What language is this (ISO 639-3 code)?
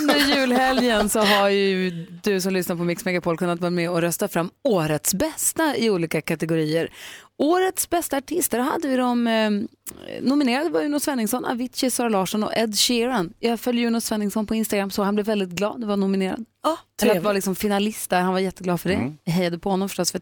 swe